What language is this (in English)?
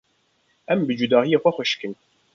Kurdish